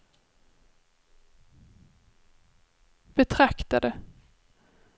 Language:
Swedish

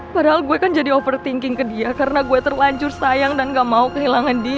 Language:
Indonesian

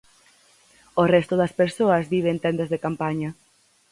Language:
Galician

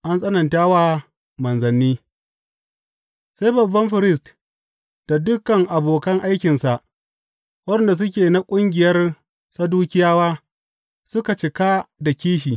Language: Hausa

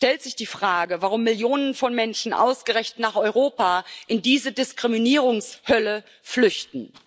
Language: German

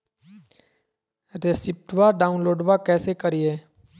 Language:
Magahi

